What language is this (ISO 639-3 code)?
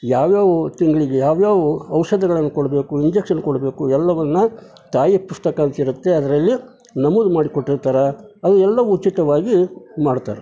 kan